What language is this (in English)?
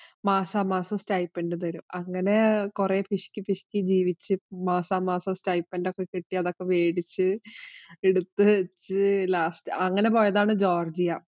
Malayalam